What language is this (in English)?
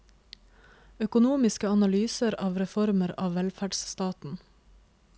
Norwegian